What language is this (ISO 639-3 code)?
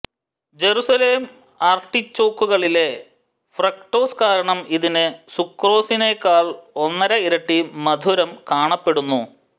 mal